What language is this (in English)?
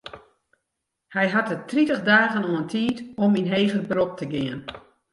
Western Frisian